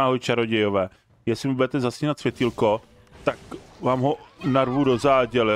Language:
Czech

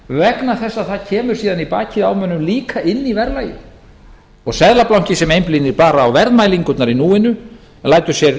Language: Icelandic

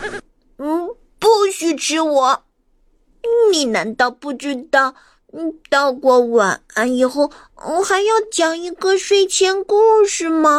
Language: Chinese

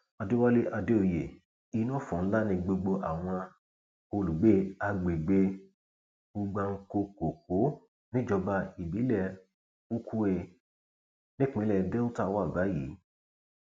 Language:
Yoruba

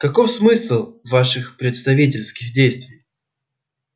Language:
Russian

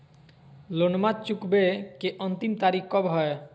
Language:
Magahi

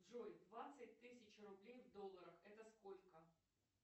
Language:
Russian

